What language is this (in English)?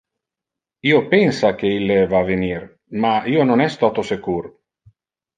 Interlingua